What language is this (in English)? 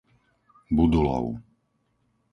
Slovak